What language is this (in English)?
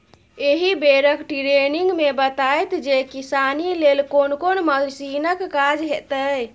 Maithili